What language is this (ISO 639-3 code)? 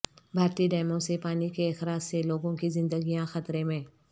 urd